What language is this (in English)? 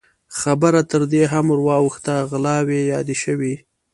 Pashto